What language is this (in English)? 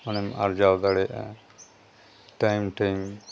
Santali